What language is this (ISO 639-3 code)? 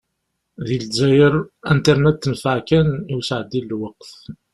kab